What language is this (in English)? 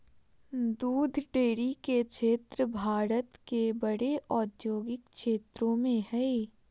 Magahi